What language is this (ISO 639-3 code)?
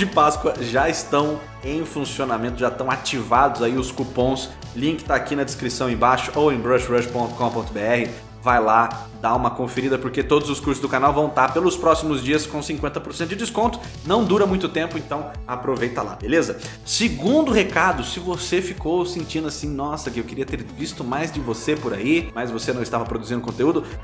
por